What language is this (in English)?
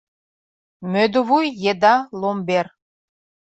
Mari